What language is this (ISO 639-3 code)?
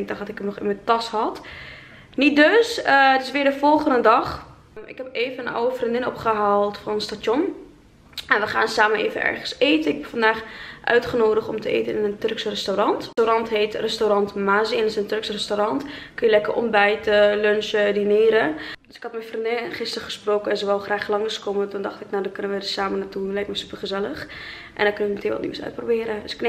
nld